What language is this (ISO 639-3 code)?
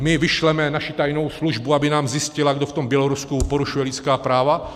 ces